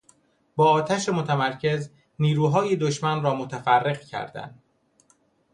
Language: Persian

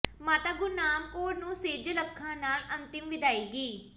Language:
Punjabi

